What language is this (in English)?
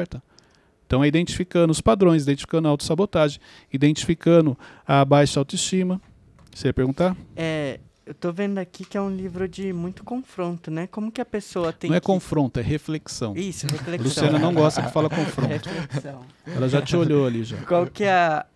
Portuguese